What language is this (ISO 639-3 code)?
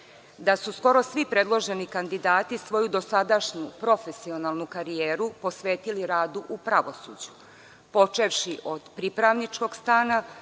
srp